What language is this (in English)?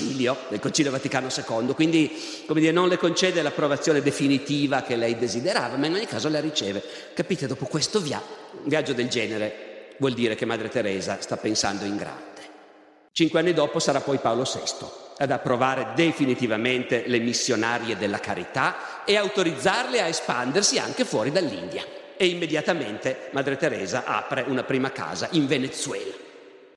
Italian